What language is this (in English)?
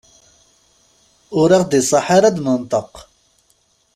Kabyle